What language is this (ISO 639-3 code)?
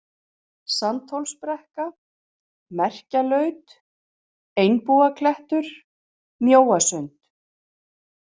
isl